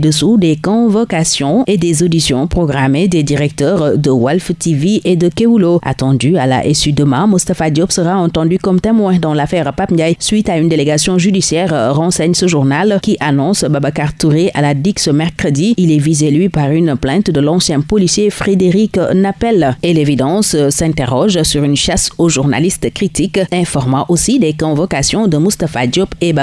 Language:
French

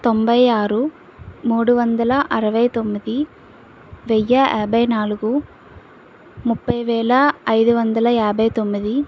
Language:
Telugu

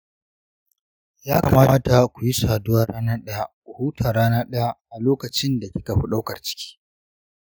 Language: Hausa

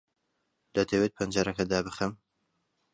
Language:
Central Kurdish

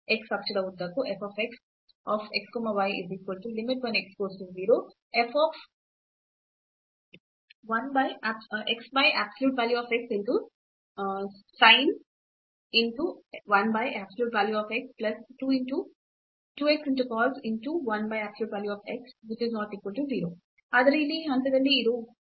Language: Kannada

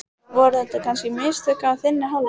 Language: Icelandic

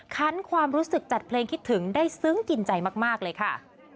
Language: Thai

